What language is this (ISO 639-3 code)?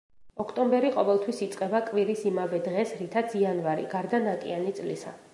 kat